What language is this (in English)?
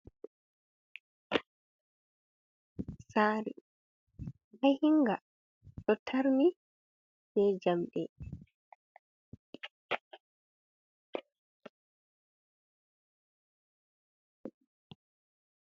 Fula